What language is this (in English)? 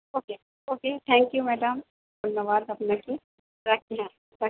Bangla